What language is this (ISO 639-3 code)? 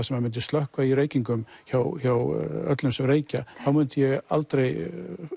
isl